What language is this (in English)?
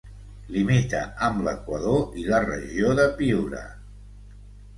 Catalan